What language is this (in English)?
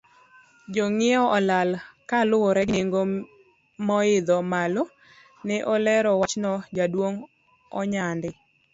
Luo (Kenya and Tanzania)